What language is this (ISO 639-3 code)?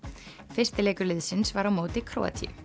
isl